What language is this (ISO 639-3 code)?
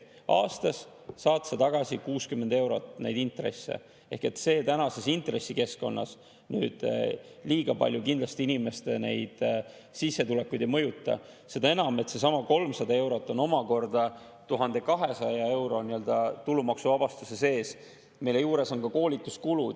est